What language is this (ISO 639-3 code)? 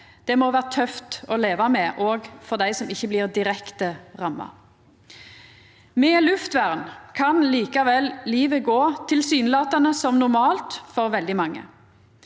nor